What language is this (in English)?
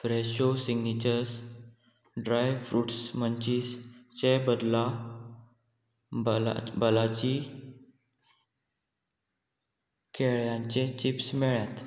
Konkani